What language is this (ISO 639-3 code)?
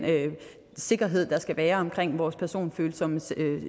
dan